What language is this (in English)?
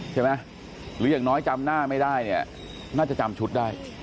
Thai